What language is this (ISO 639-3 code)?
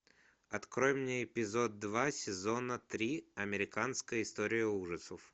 rus